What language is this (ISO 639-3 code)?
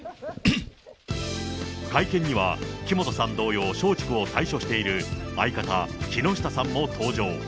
jpn